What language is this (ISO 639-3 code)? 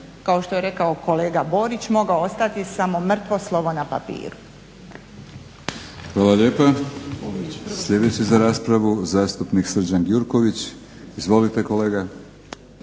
hrv